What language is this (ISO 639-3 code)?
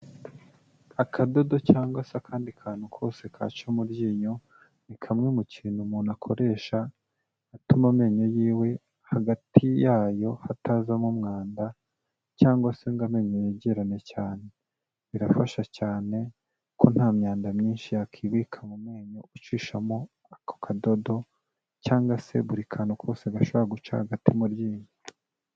kin